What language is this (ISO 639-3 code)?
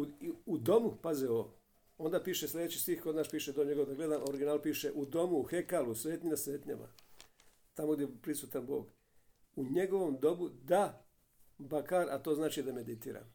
hrv